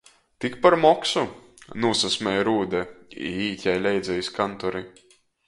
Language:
Latgalian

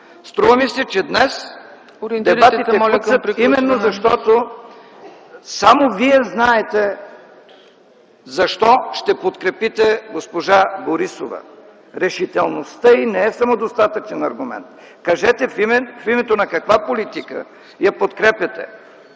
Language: Bulgarian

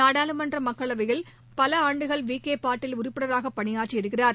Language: Tamil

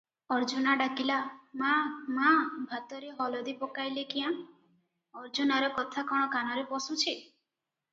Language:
Odia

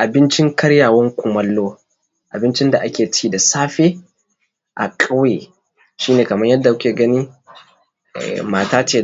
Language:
Hausa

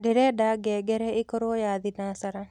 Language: Kikuyu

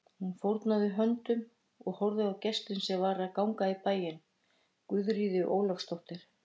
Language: Icelandic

